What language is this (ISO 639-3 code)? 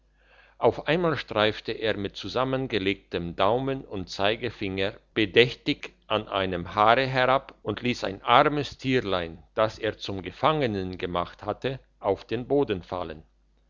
deu